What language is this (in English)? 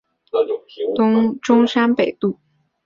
Chinese